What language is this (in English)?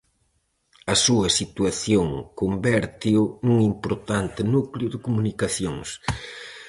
Galician